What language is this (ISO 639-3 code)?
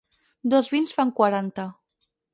cat